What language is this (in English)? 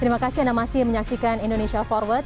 Indonesian